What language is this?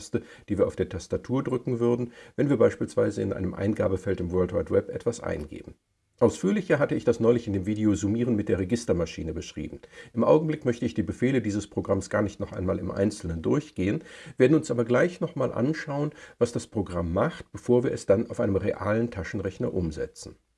German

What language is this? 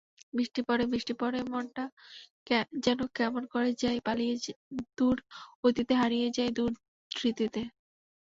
Bangla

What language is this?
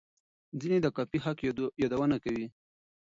Pashto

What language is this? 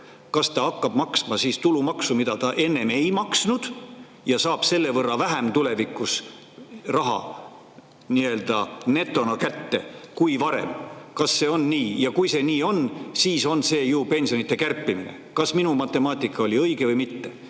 Estonian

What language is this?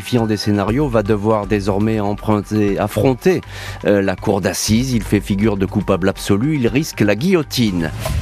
French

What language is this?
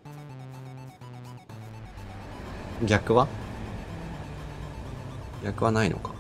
Japanese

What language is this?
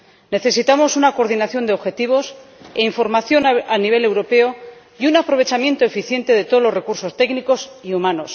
Spanish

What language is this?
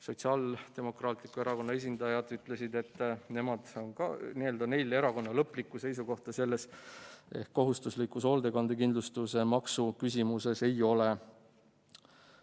Estonian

